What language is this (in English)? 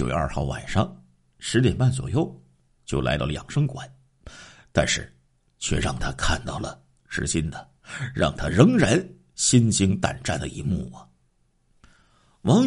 Chinese